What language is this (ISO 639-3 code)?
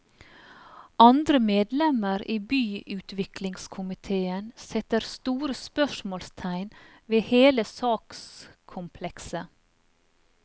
nor